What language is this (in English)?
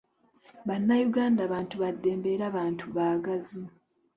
Ganda